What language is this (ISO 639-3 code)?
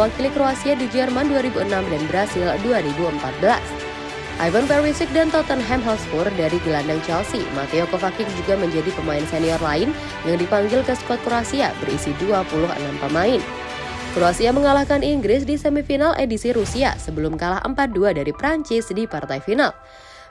ind